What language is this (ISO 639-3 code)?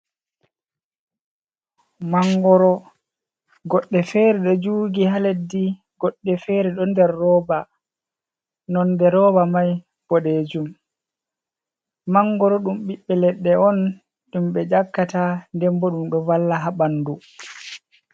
ful